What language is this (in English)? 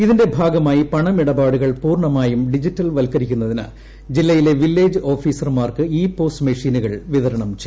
Malayalam